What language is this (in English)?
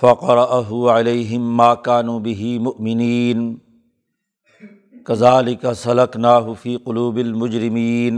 Urdu